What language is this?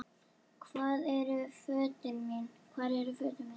Icelandic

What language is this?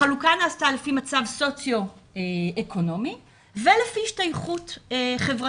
Hebrew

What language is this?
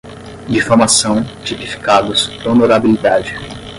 Portuguese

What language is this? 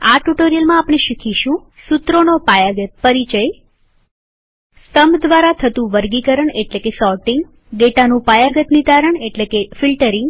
Gujarati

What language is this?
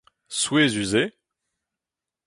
Breton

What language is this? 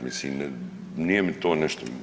Croatian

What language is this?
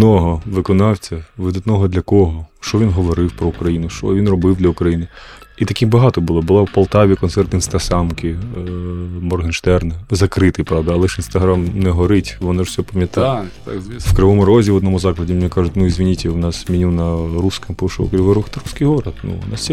Ukrainian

